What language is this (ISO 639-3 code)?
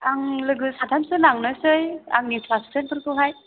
brx